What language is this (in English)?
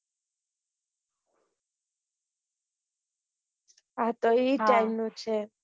Gujarati